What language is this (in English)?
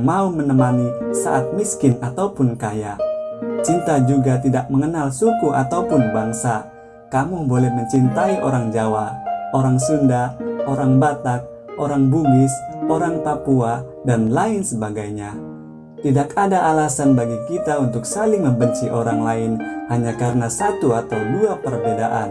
Indonesian